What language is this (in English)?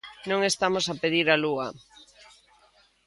Galician